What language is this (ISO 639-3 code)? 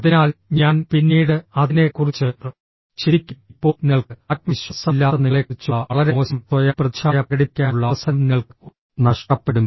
mal